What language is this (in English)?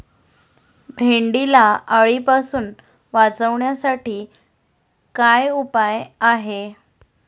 Marathi